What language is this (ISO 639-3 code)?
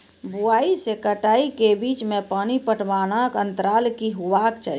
mai